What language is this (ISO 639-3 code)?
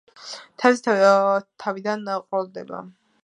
kat